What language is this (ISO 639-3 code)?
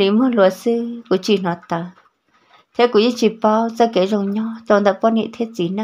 vie